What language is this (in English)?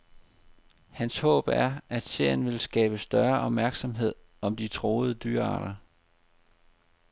Danish